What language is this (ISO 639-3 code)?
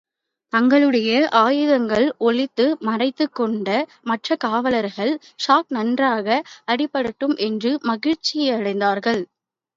tam